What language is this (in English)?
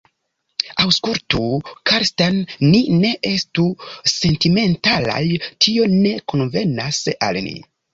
Esperanto